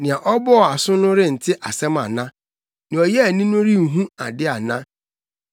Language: Akan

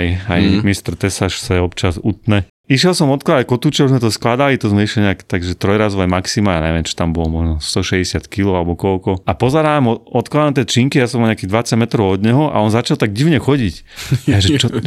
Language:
Slovak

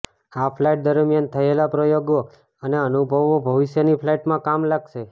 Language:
Gujarati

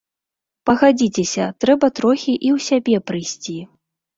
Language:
Belarusian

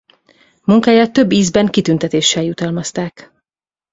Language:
Hungarian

